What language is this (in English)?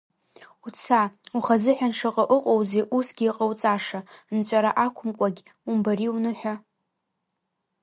Abkhazian